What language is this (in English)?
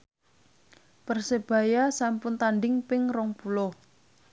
Javanese